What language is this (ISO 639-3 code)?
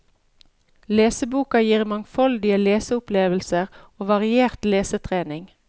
nor